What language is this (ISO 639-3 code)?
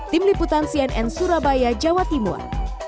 ind